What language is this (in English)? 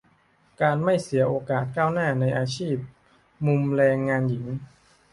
Thai